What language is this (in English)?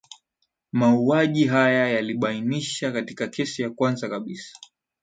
Swahili